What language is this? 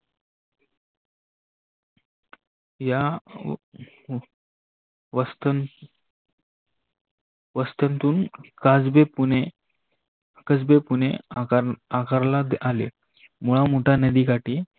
Marathi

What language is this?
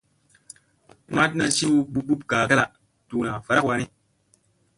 Musey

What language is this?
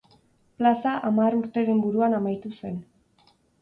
Basque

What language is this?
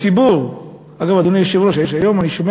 Hebrew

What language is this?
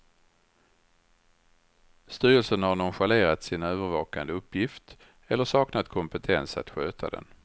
Swedish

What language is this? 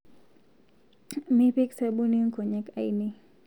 Masai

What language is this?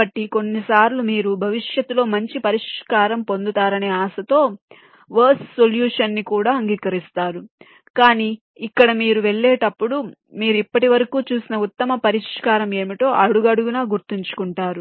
Telugu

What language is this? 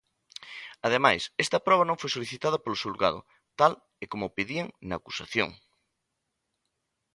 Galician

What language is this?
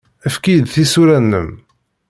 Kabyle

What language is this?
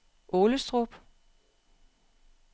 Danish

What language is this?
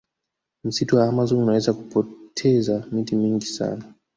Swahili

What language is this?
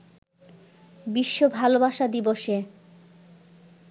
Bangla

